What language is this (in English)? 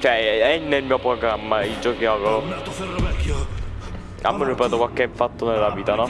Italian